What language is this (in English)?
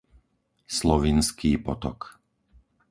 Slovak